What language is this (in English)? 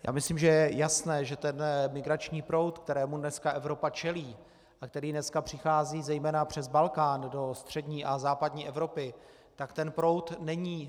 Czech